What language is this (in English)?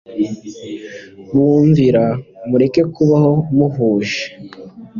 Kinyarwanda